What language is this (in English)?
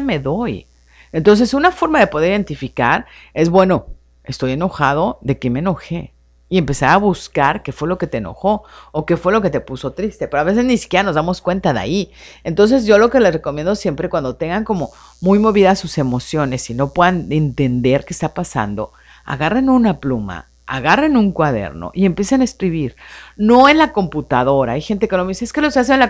Spanish